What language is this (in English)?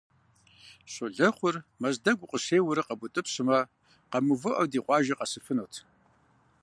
Kabardian